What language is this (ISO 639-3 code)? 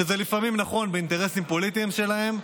heb